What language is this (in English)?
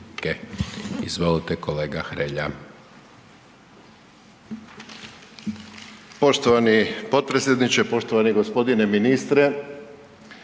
Croatian